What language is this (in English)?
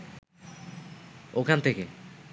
Bangla